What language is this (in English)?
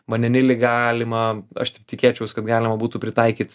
Lithuanian